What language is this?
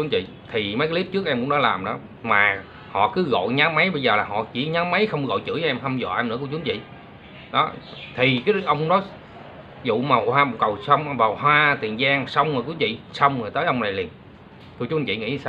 Vietnamese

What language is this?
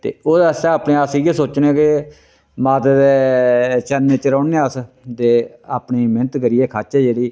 Dogri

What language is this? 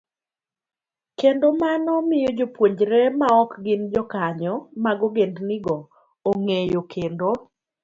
Luo (Kenya and Tanzania)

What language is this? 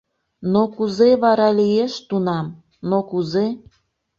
Mari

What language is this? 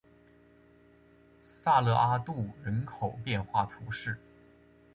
Chinese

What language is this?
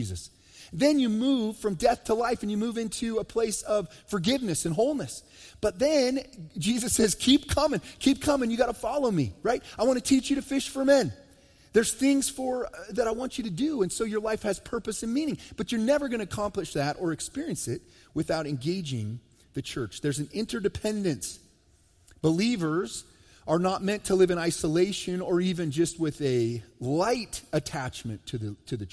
English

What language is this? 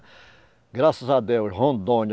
Portuguese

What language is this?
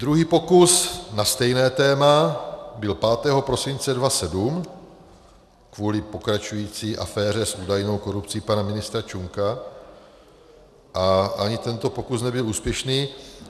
Czech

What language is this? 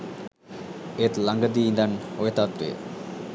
Sinhala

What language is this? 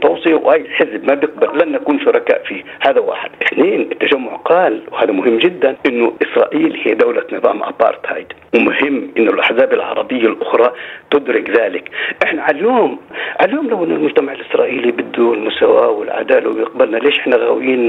Arabic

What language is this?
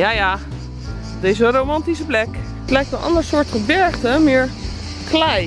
Dutch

